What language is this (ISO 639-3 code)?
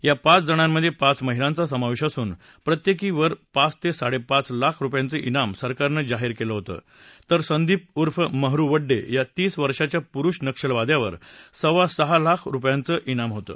mar